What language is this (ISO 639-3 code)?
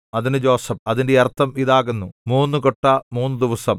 mal